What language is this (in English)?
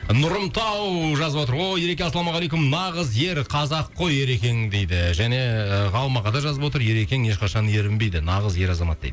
Kazakh